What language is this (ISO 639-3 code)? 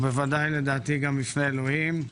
heb